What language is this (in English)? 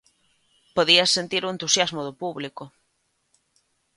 Galician